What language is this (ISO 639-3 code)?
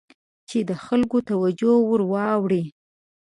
pus